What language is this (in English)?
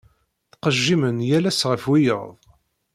Kabyle